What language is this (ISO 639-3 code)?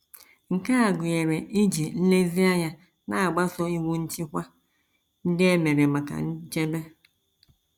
ibo